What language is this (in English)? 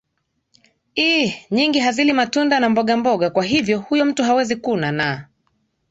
Swahili